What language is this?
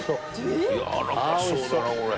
Japanese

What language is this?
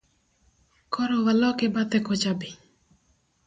Luo (Kenya and Tanzania)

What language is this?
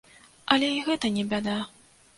Belarusian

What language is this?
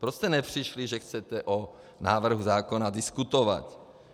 Czech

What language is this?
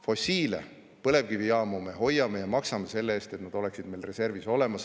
Estonian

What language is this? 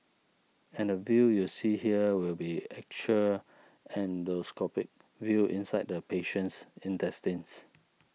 English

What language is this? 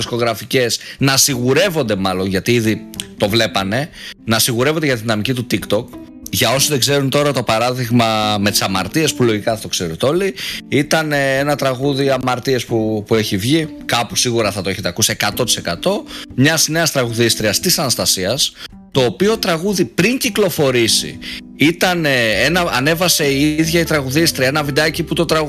Greek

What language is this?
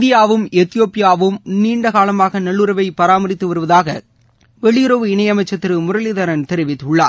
Tamil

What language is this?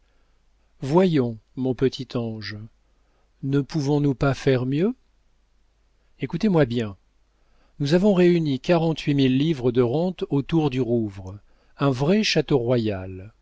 French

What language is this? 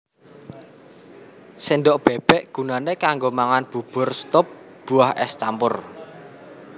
Javanese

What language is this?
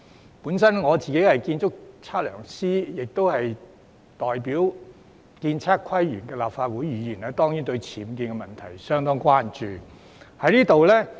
Cantonese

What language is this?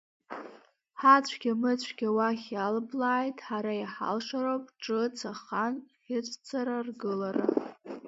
Abkhazian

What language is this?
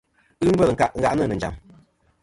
Kom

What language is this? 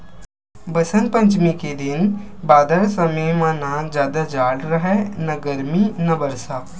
Chhattisgarhi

